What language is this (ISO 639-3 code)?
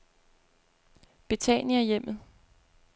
dan